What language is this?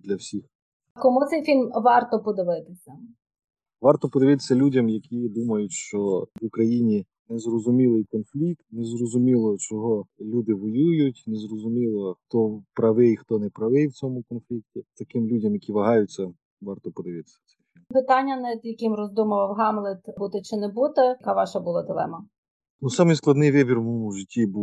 Ukrainian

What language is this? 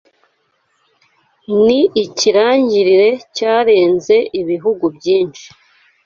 Kinyarwanda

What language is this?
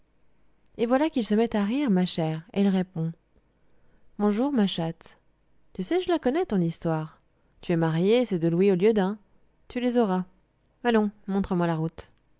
French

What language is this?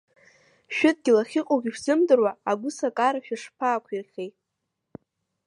Abkhazian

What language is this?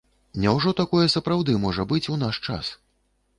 Belarusian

